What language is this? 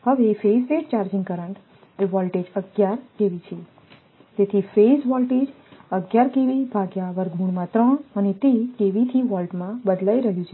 Gujarati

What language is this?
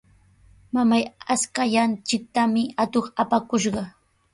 Sihuas Ancash Quechua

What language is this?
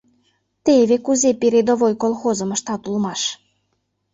Mari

